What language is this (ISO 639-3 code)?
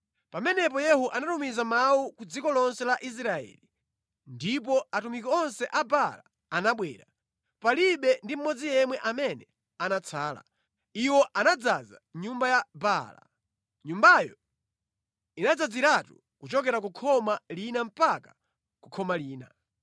nya